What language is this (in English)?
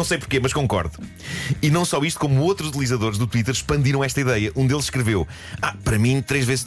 Portuguese